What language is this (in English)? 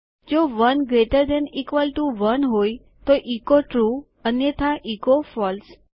Gujarati